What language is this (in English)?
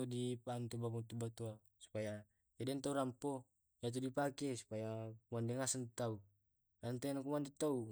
Tae'